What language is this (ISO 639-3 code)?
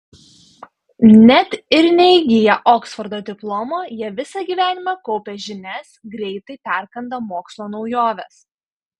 lit